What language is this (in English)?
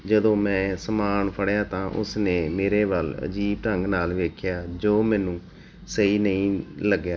Punjabi